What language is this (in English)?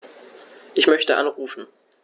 German